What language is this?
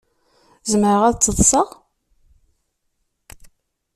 Kabyle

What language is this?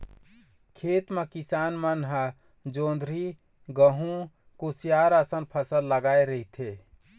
Chhattisgarhi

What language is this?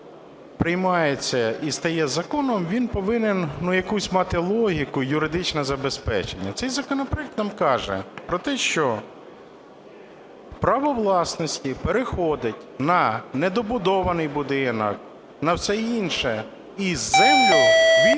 Ukrainian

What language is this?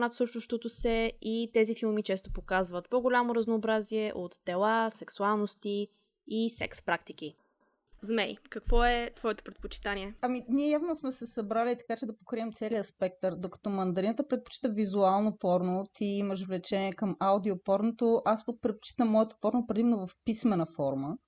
Bulgarian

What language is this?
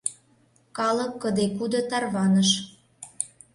Mari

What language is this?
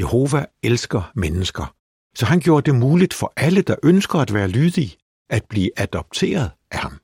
Danish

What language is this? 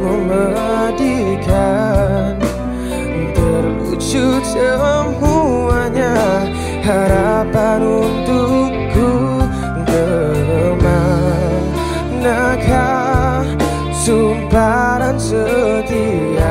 Malay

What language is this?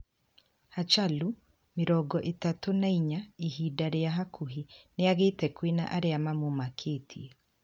Kikuyu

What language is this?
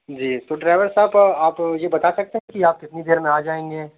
Urdu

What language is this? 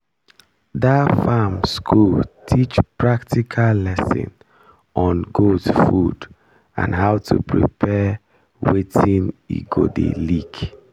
Nigerian Pidgin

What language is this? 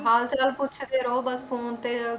Punjabi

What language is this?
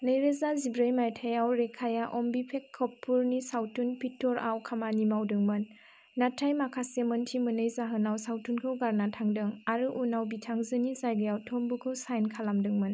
Bodo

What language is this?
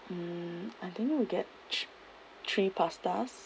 English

